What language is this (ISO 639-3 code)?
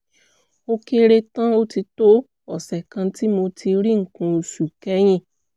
yor